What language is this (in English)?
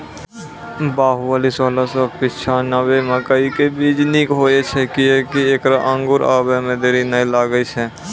Maithili